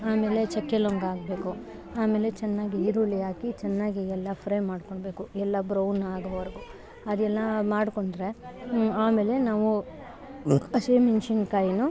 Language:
Kannada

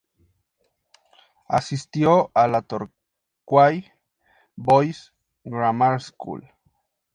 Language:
Spanish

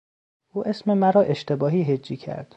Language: Persian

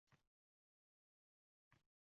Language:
Uzbek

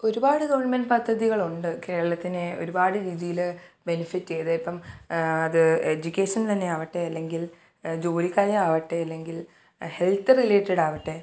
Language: Malayalam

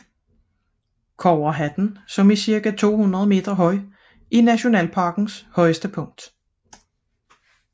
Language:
Danish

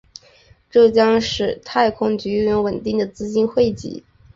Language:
Chinese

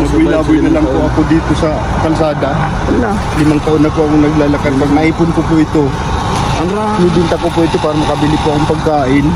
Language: Filipino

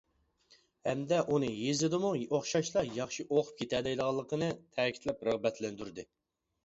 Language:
Uyghur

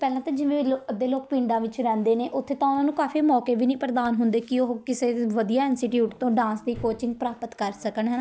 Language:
Punjabi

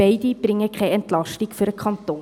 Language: Swiss German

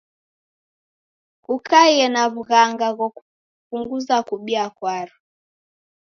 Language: Taita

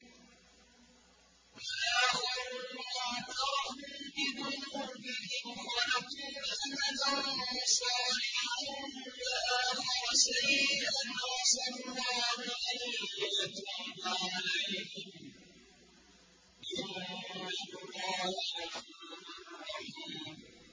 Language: Arabic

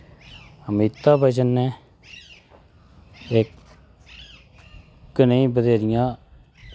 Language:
Dogri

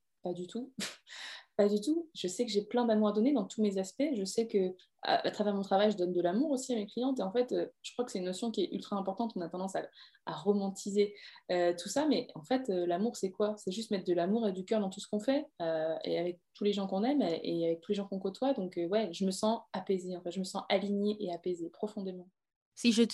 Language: French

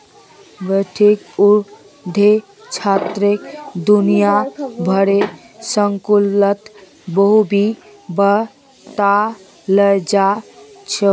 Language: Magahi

